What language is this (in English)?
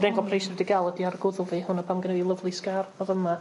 Welsh